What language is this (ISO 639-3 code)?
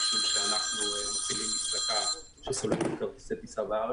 heb